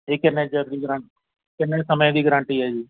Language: Punjabi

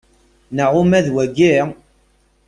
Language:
Kabyle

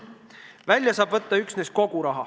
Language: Estonian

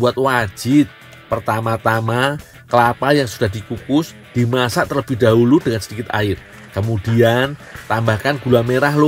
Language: Indonesian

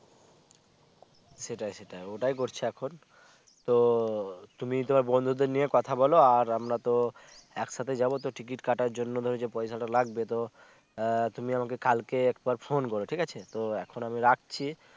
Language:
Bangla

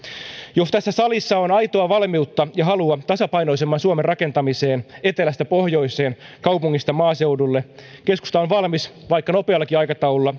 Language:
Finnish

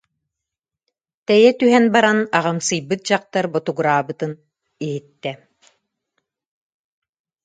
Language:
Yakut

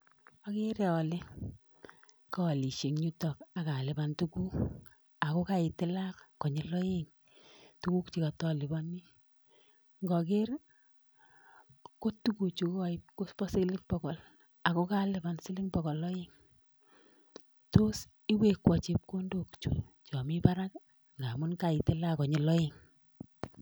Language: Kalenjin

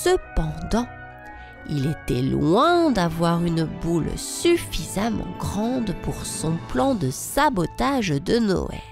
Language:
French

